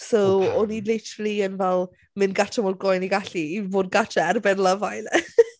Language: Welsh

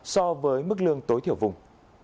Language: Vietnamese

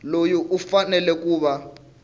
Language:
Tsonga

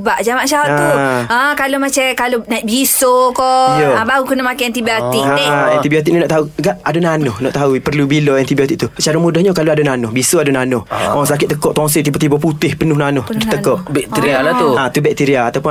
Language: Malay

